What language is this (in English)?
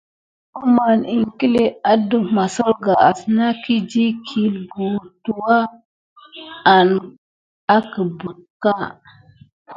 Gidar